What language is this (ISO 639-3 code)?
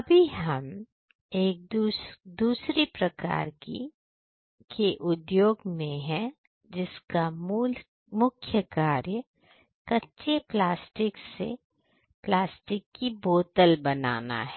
hin